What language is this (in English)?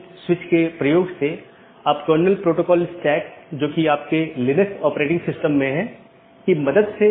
Hindi